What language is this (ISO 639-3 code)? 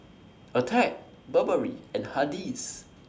eng